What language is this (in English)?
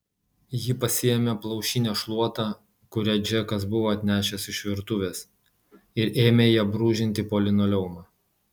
Lithuanian